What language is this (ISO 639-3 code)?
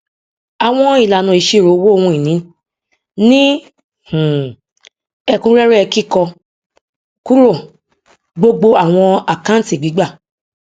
yor